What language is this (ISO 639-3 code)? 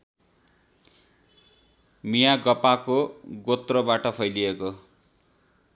nep